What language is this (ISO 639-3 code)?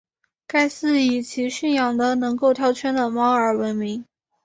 zho